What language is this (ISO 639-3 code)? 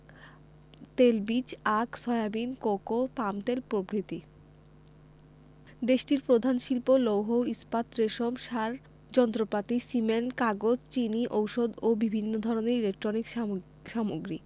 ben